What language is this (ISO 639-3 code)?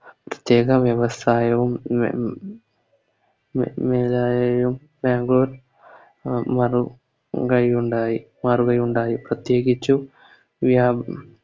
mal